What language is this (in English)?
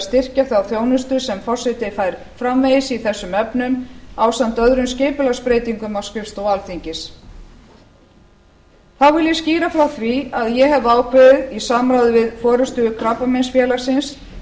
Icelandic